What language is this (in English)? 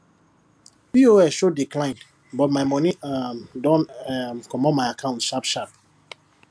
Nigerian Pidgin